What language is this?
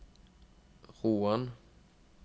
Norwegian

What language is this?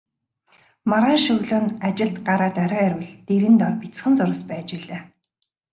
Mongolian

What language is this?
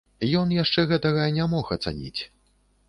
Belarusian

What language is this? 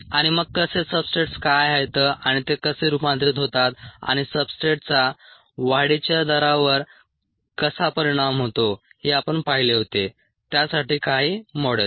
Marathi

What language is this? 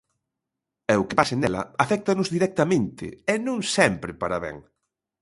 Galician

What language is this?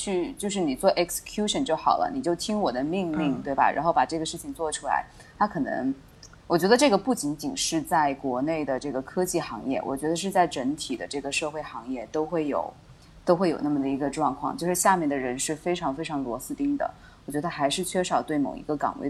Chinese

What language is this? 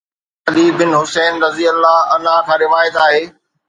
Sindhi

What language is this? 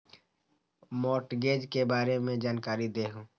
Magahi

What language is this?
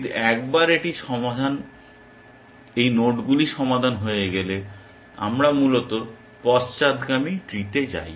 Bangla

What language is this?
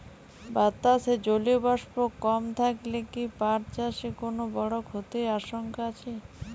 Bangla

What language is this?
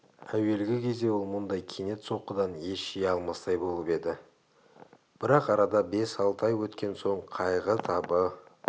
Kazakh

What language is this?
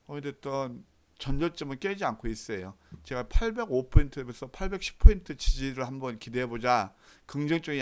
Korean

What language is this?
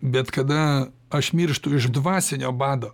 Lithuanian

